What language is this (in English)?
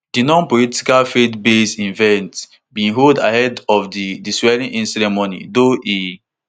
Nigerian Pidgin